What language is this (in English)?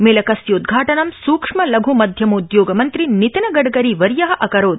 Sanskrit